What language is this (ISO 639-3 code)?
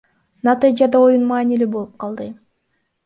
kir